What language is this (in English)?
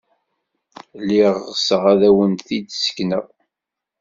Kabyle